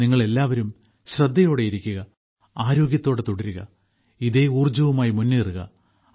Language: Malayalam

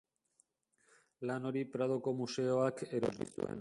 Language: Basque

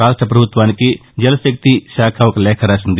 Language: Telugu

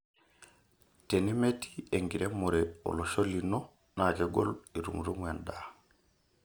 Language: Masai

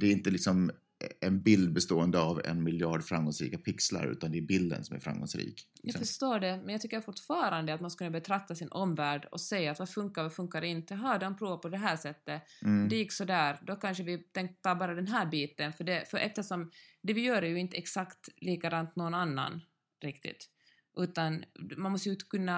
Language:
Swedish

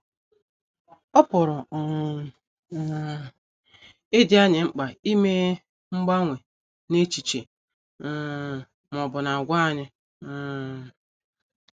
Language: Igbo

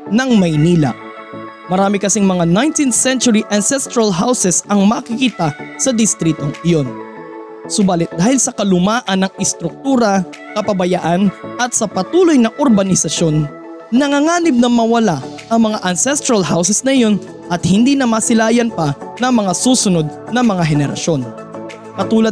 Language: Filipino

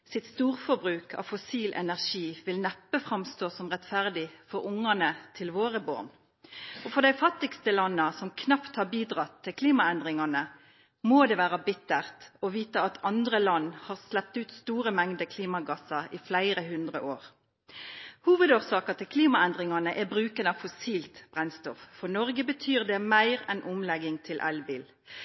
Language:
Norwegian Nynorsk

